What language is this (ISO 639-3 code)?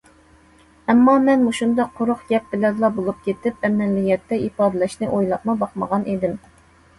uig